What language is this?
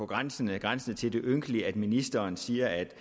Danish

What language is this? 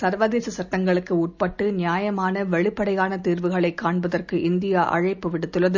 Tamil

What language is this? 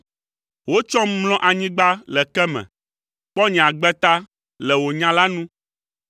Ewe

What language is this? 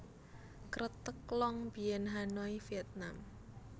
Javanese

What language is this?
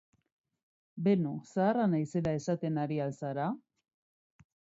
Basque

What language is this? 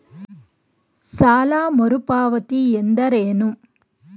Kannada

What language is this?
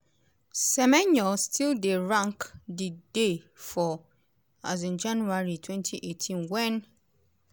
Nigerian Pidgin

